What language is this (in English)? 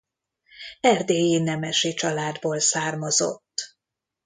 Hungarian